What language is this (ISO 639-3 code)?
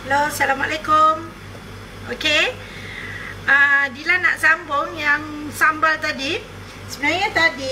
msa